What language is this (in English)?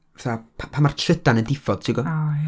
Welsh